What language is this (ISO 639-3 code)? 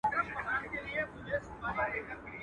pus